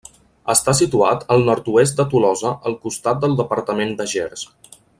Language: Catalan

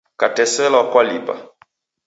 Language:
Taita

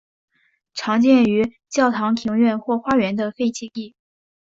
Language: Chinese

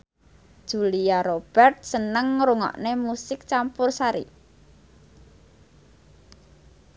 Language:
Javanese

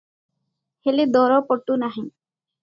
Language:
Odia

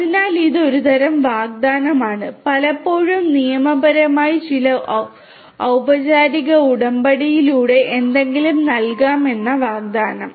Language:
Malayalam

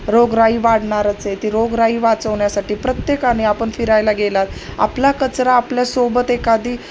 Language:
Marathi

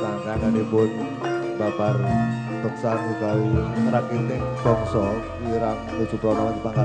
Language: Indonesian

